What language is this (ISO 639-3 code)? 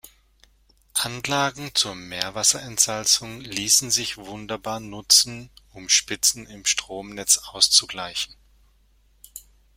deu